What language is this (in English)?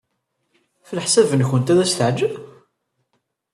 Kabyle